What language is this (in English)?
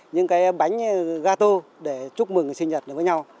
Vietnamese